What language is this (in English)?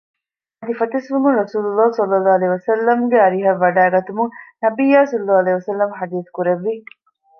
Divehi